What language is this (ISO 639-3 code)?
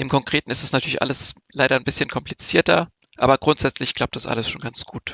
deu